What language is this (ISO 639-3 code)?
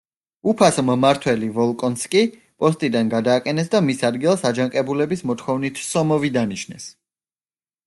kat